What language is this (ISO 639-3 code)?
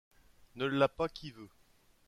fra